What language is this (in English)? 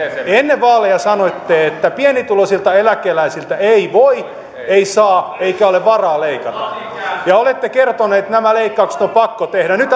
Finnish